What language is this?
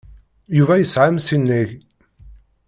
Kabyle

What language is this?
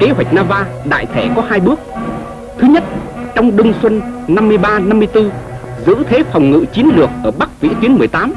Vietnamese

